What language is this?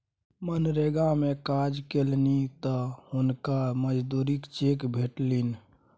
Maithili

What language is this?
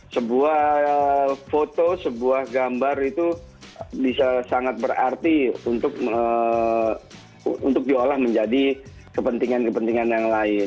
Indonesian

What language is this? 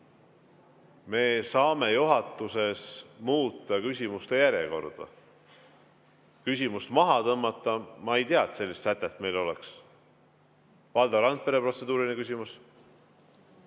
Estonian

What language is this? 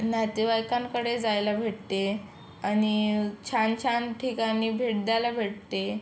Marathi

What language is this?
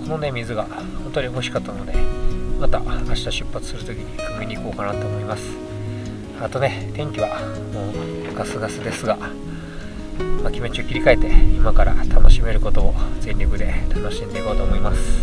Japanese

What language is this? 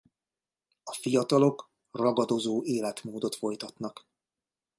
Hungarian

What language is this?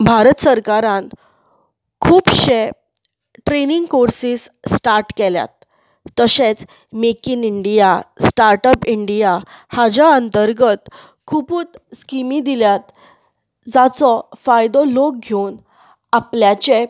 Konkani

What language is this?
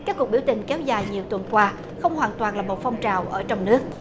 Vietnamese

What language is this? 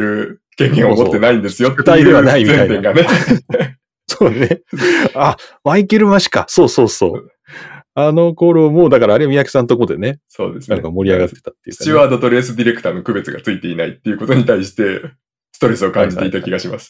Japanese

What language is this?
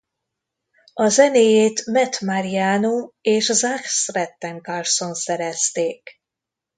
Hungarian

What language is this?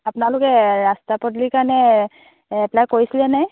Assamese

